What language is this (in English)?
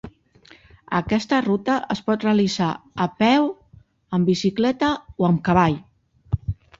Catalan